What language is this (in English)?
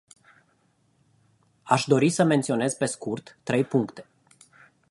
Romanian